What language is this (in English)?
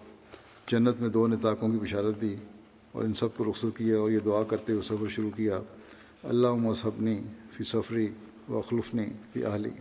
Urdu